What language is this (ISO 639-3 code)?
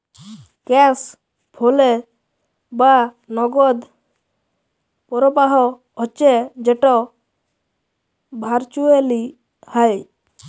ben